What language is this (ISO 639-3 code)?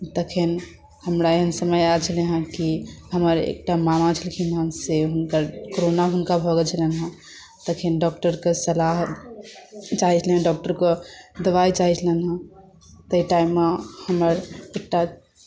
mai